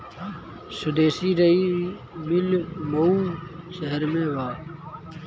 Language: Bhojpuri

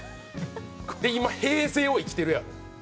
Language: Japanese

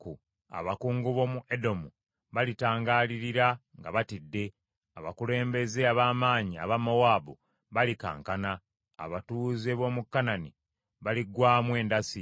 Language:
Ganda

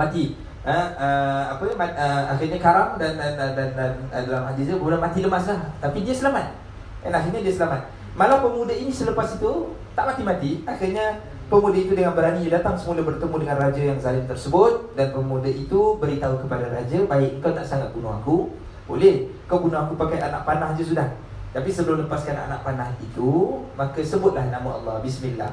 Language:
Malay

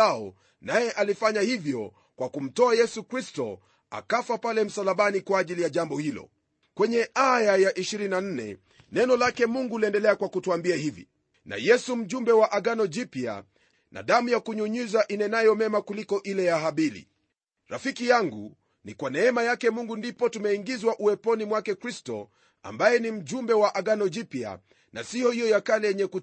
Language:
Swahili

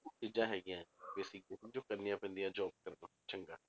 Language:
Punjabi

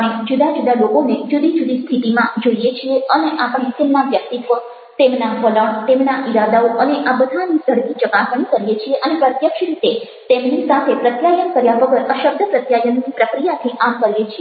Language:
Gujarati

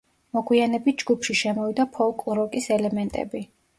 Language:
Georgian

